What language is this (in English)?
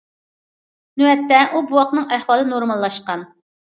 Uyghur